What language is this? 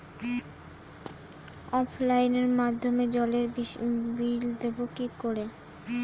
Bangla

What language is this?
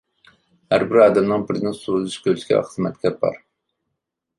Uyghur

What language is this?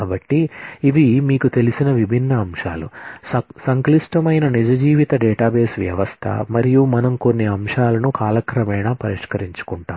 Telugu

